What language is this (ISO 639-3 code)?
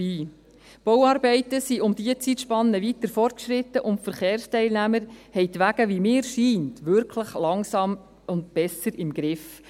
gsw